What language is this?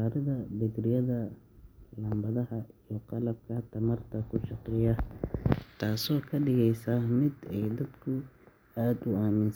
Somali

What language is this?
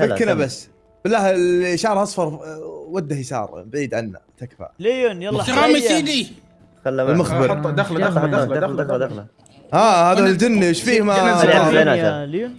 Arabic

